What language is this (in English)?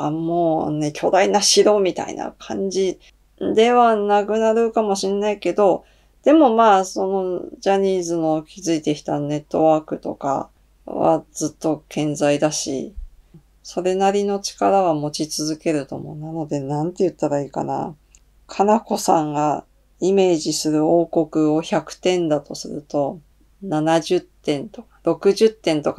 Japanese